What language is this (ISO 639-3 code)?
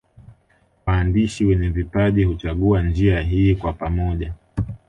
swa